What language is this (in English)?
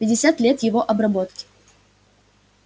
Russian